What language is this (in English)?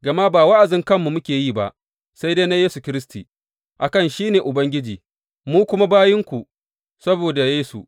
Hausa